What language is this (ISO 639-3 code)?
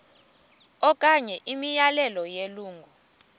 xho